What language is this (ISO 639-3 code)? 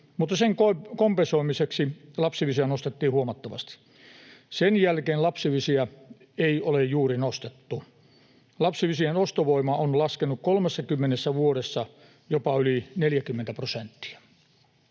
fin